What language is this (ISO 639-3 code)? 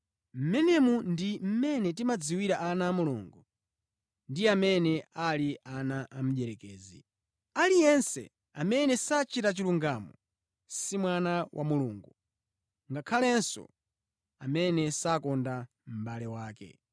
nya